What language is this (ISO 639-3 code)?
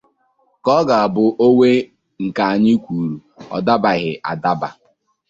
ibo